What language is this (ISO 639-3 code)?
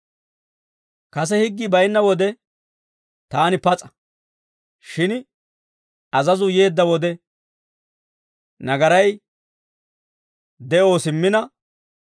dwr